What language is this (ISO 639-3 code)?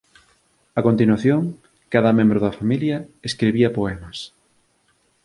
glg